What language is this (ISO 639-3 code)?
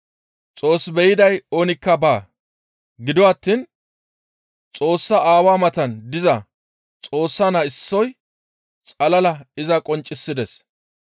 gmv